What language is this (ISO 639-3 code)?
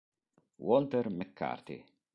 ita